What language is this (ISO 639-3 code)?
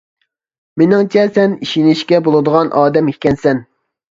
uig